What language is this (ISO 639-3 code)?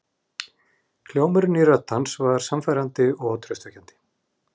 isl